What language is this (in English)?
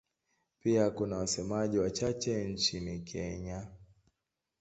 Swahili